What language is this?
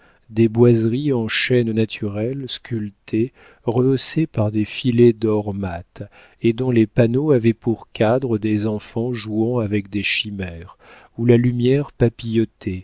French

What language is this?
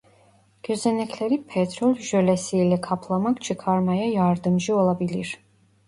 Turkish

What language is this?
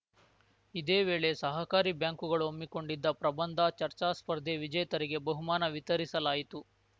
Kannada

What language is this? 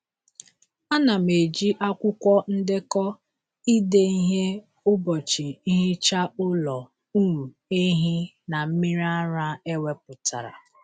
Igbo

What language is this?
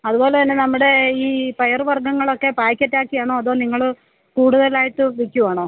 Malayalam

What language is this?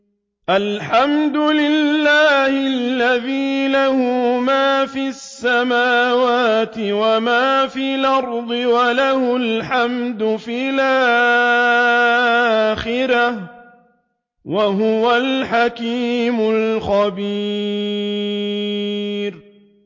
Arabic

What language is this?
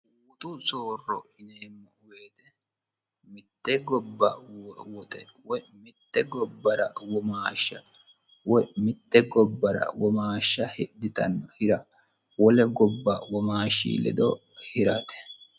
Sidamo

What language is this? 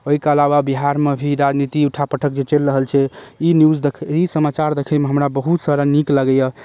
Maithili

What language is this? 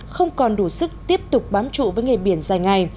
Vietnamese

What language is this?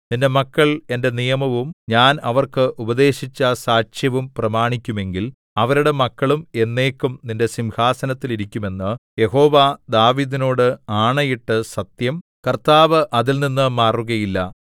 Malayalam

